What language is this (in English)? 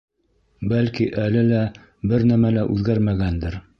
Bashkir